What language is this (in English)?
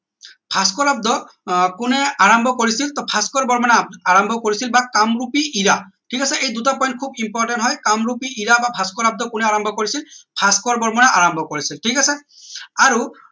Assamese